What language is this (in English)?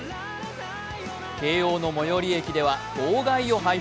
Japanese